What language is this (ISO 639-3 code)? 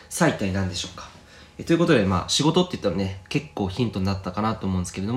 jpn